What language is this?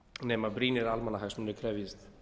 Icelandic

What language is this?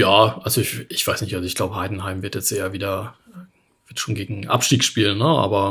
German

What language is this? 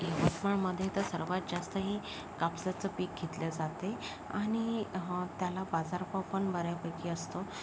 Marathi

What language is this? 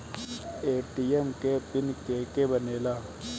Bhojpuri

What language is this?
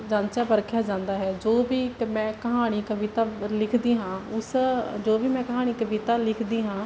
Punjabi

